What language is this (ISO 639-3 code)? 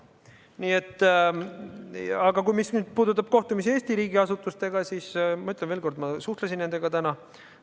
est